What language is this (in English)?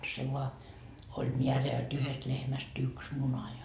Finnish